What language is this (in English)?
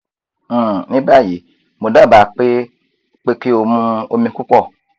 Yoruba